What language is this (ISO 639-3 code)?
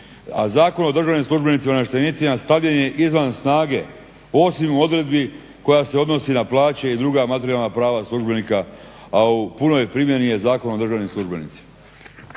hrv